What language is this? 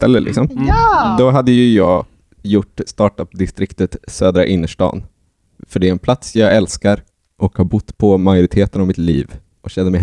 Swedish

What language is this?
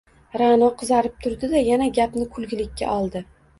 Uzbek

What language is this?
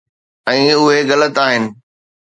Sindhi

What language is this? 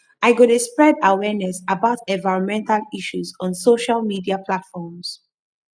Nigerian Pidgin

